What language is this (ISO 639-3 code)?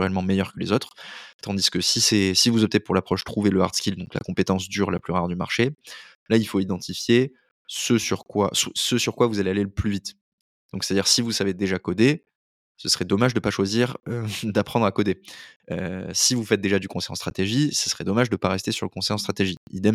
fra